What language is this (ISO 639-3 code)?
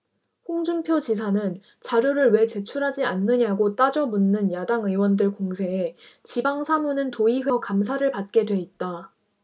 kor